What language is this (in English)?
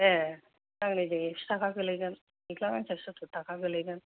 Bodo